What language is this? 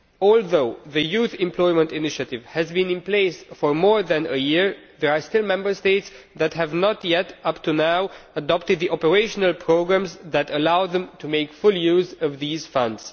English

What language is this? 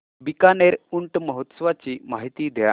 Marathi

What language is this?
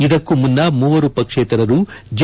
Kannada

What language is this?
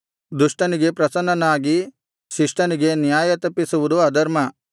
Kannada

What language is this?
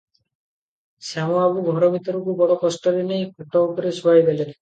Odia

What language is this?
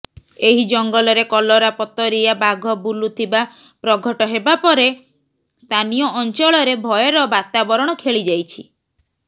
Odia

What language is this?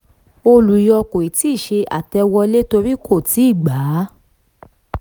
Yoruba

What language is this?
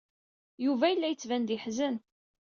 Kabyle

